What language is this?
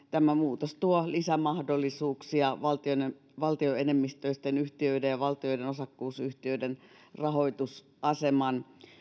Finnish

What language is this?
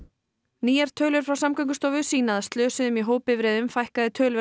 Icelandic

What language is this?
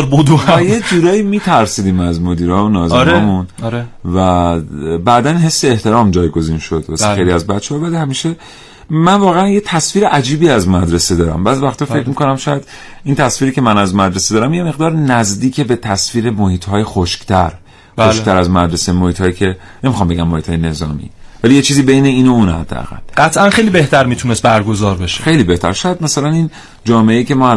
Persian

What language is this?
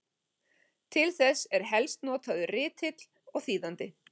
Icelandic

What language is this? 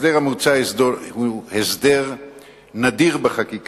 Hebrew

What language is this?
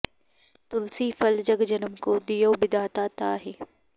Sanskrit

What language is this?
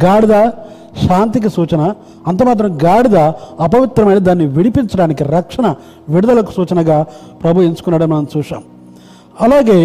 Telugu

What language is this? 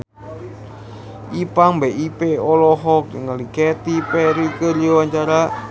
Sundanese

